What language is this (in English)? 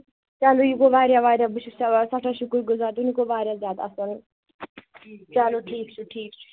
Kashmiri